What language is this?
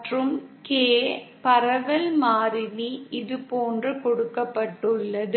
Tamil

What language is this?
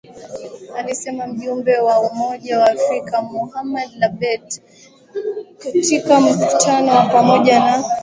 Swahili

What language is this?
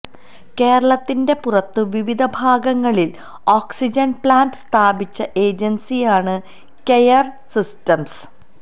Malayalam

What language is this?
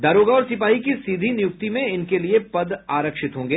Hindi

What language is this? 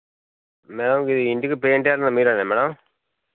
Telugu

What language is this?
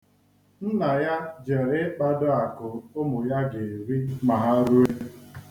Igbo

